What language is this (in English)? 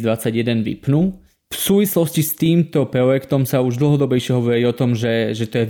Slovak